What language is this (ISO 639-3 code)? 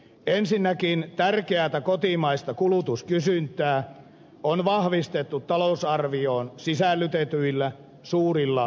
fin